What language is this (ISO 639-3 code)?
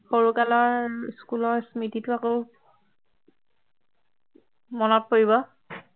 asm